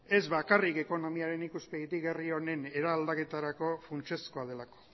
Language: Basque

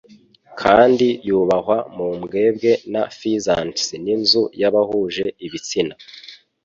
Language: Kinyarwanda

